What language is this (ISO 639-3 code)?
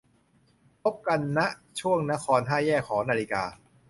tha